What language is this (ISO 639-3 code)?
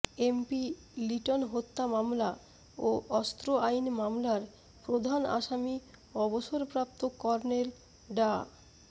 ben